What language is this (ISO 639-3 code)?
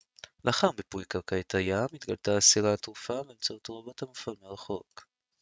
heb